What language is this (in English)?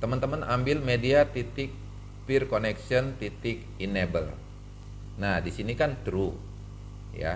Indonesian